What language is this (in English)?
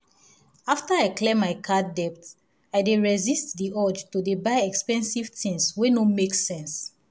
Nigerian Pidgin